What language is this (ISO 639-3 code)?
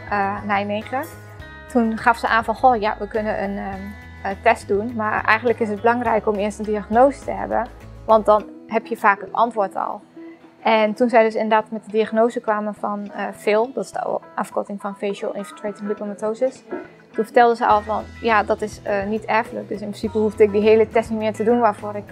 nld